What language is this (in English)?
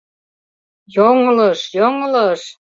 Mari